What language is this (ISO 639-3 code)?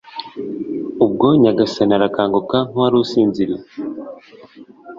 kin